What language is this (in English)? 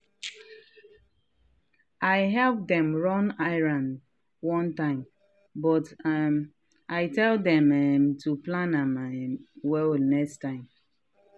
Nigerian Pidgin